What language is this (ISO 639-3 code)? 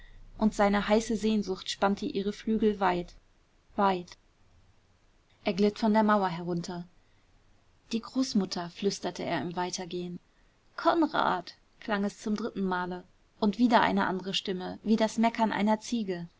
deu